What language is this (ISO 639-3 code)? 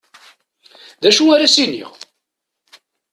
kab